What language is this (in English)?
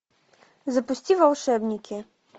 Russian